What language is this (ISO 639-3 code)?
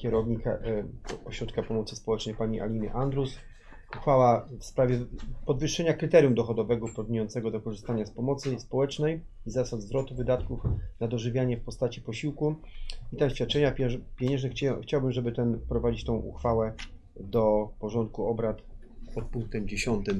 pol